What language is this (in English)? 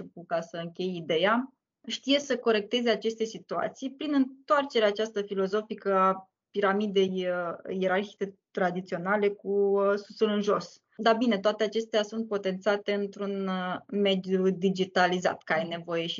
Romanian